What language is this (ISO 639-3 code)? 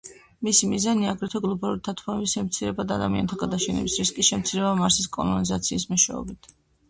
kat